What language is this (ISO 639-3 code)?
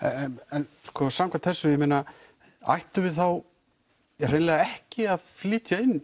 isl